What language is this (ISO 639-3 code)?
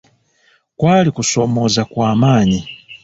lug